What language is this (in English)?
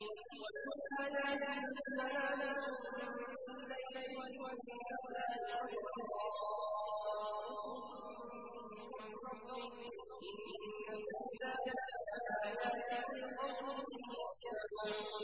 Arabic